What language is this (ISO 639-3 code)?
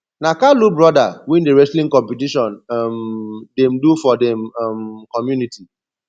pcm